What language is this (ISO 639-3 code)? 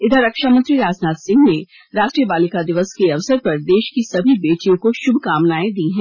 hin